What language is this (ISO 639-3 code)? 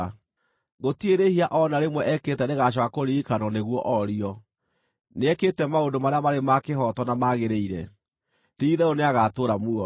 kik